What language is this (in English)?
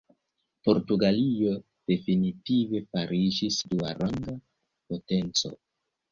Esperanto